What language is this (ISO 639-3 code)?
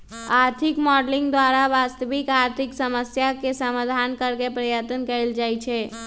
mag